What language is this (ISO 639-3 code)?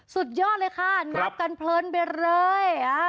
tha